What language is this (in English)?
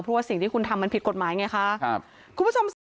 Thai